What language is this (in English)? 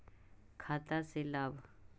Magahi